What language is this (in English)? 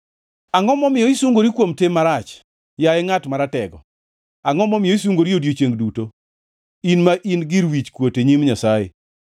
Luo (Kenya and Tanzania)